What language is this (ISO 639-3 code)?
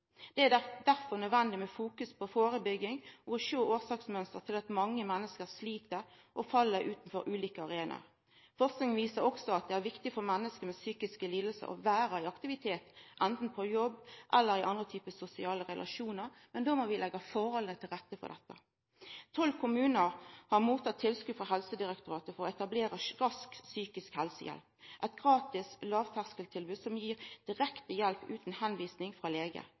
nno